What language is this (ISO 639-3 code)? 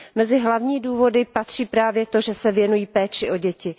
ces